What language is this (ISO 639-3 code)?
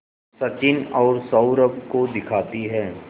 hin